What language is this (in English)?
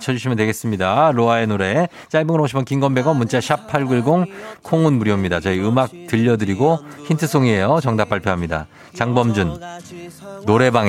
Korean